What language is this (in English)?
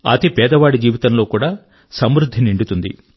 Telugu